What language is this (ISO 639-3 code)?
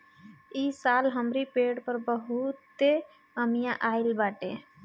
bho